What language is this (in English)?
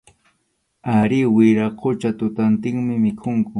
Arequipa-La Unión Quechua